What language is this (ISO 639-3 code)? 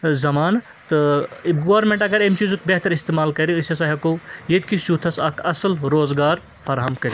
kas